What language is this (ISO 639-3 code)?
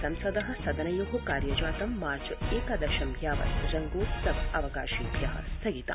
san